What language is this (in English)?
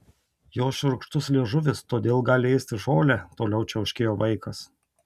Lithuanian